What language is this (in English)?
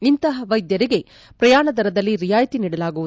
Kannada